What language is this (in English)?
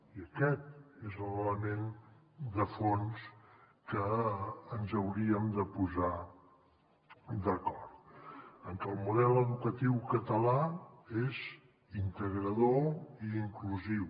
Catalan